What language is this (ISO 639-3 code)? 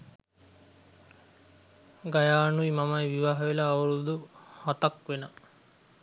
sin